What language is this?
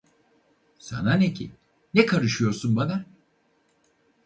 Turkish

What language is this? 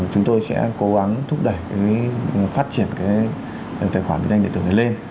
Vietnamese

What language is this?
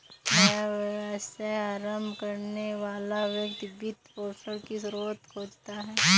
Hindi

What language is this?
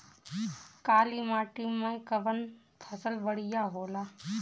Bhojpuri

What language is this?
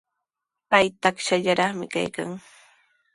Sihuas Ancash Quechua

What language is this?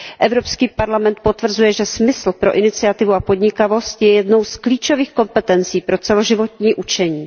Czech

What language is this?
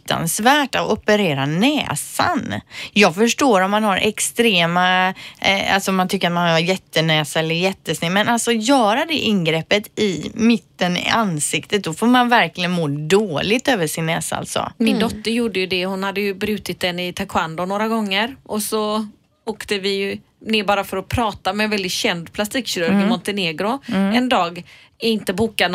Swedish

